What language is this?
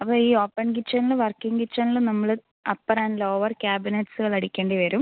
Malayalam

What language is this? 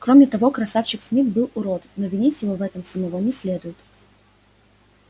Russian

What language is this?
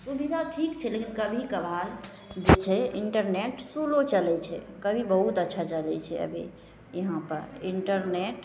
Maithili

